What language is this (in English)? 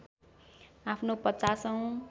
Nepali